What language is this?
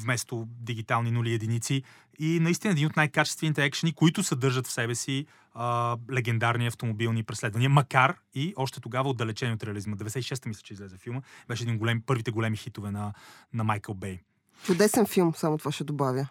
Bulgarian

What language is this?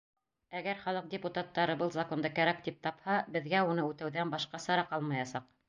Bashkir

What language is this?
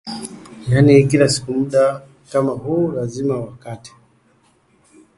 Swahili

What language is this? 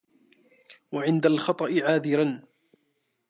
Arabic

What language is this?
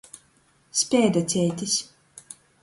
Latgalian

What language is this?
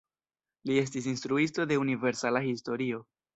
Esperanto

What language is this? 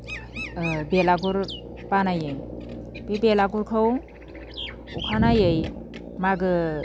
Bodo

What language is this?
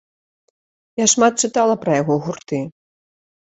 Belarusian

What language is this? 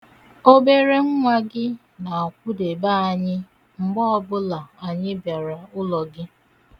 Igbo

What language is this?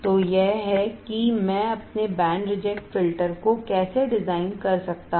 Hindi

